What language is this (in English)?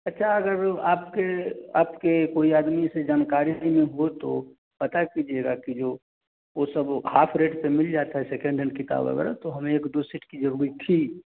Hindi